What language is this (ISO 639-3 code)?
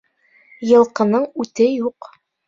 bak